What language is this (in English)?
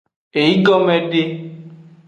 Aja (Benin)